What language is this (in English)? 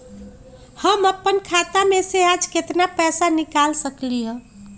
Magahi